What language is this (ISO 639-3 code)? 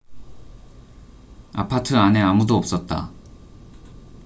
kor